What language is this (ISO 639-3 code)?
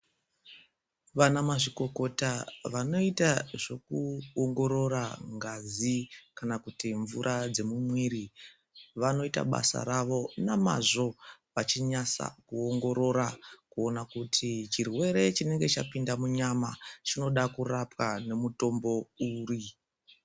ndc